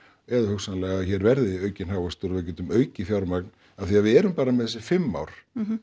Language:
Icelandic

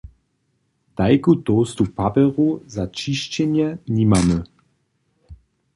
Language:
Upper Sorbian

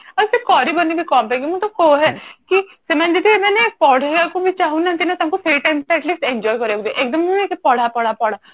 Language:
Odia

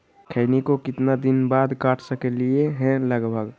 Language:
Magahi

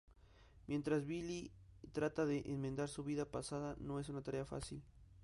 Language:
Spanish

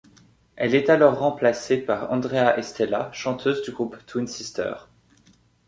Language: French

